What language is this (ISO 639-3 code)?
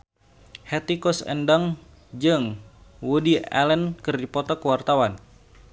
sun